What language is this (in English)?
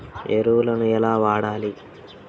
Telugu